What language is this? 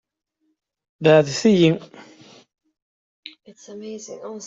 Kabyle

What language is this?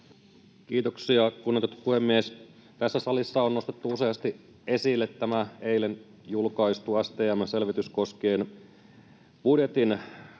Finnish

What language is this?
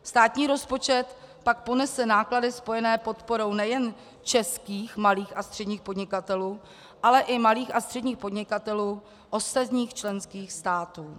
Czech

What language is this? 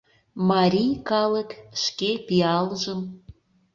Mari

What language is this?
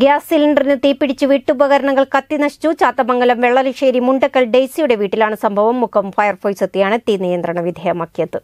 Malayalam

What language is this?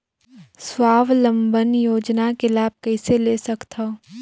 Chhattisgarhi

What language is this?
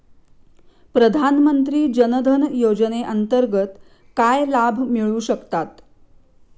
Marathi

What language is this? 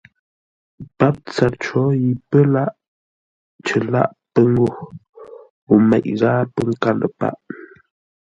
Ngombale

